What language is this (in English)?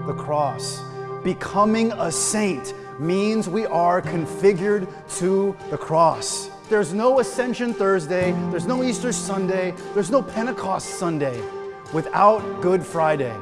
English